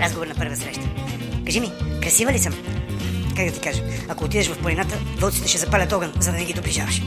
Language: Bulgarian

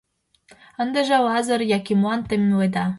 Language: Mari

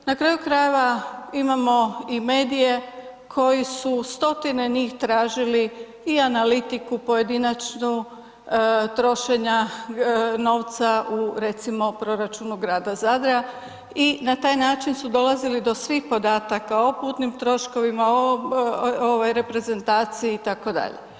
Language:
Croatian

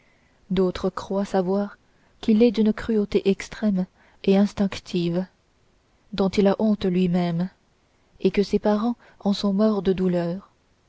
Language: French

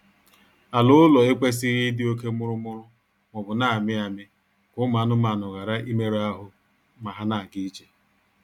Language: Igbo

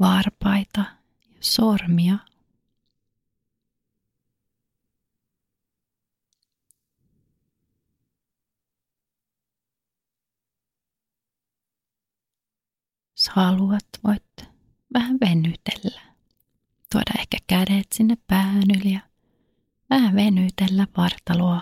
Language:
Finnish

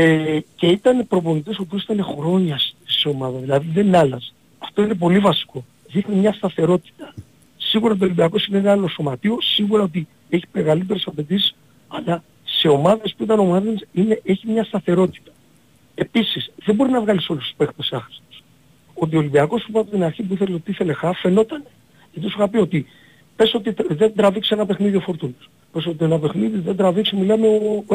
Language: Greek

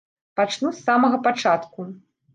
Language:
Belarusian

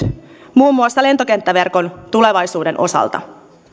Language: Finnish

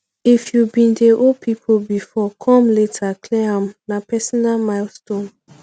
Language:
Nigerian Pidgin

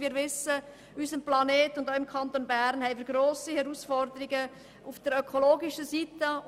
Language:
Swiss German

